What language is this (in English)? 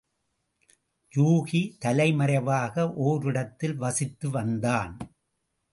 Tamil